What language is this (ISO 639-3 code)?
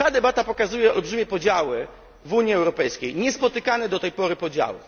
pol